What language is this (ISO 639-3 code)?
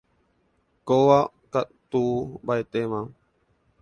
grn